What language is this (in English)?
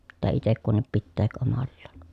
Finnish